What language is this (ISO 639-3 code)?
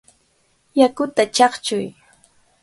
qvl